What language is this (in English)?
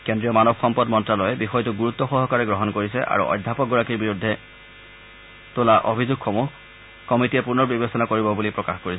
Assamese